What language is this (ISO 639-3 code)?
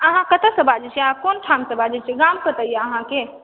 mai